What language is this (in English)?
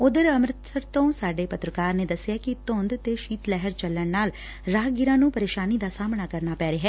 Punjabi